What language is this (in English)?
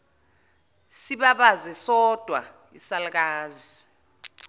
Zulu